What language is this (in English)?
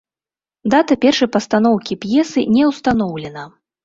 Belarusian